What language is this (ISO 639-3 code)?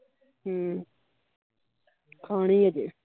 pan